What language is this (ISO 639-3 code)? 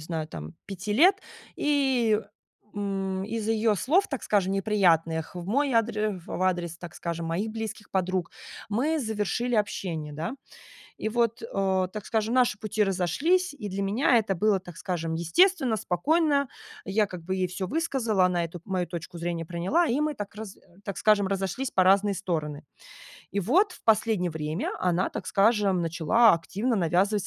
rus